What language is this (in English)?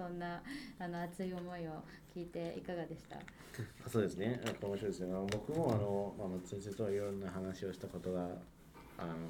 Japanese